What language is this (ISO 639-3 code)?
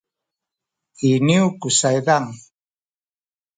szy